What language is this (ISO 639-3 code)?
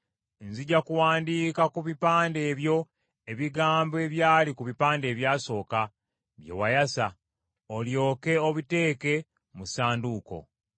lug